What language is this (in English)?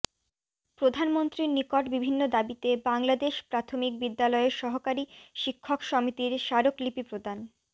Bangla